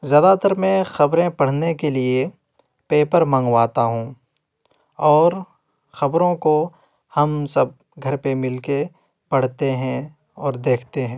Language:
Urdu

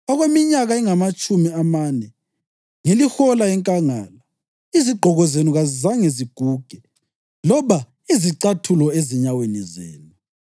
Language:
North Ndebele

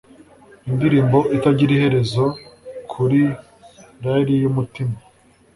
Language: Kinyarwanda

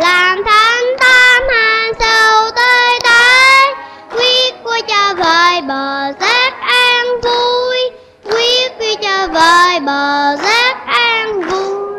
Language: Vietnamese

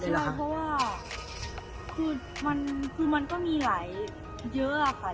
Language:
Thai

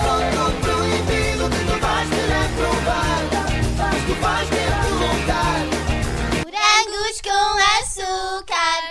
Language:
Portuguese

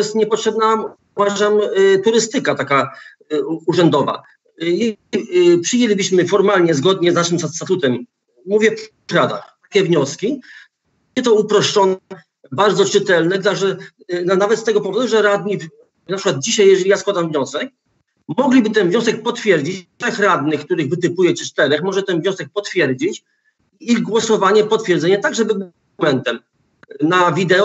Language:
Polish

